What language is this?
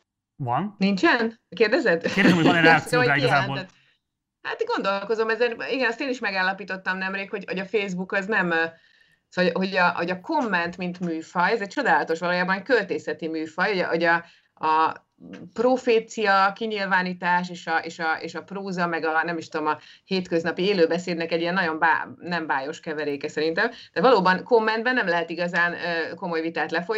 Hungarian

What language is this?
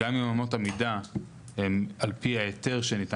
Hebrew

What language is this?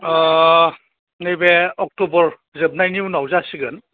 Bodo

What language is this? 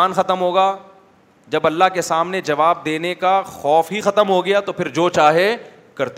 Urdu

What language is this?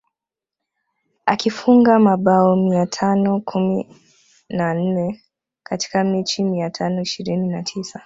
Swahili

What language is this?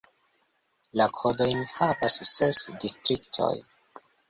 Esperanto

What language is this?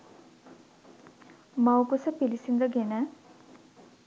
Sinhala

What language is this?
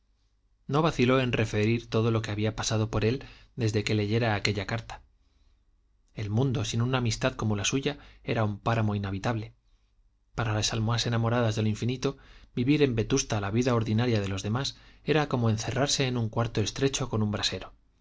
Spanish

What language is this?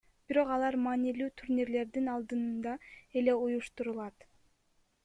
Kyrgyz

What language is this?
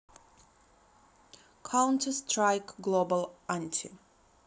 Russian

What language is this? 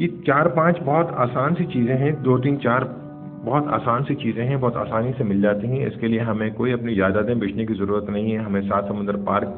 Urdu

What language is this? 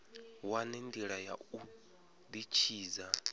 Venda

